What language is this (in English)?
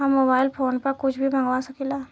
Bhojpuri